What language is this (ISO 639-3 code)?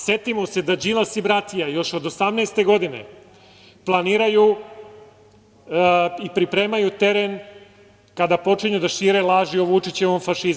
srp